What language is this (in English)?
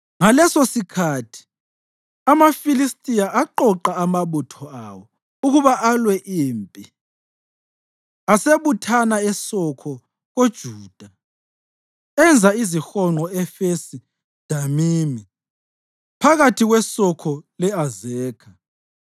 North Ndebele